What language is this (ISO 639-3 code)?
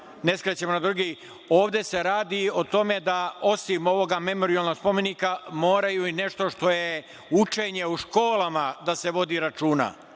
srp